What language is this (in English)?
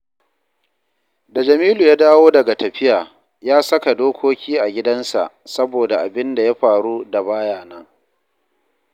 Hausa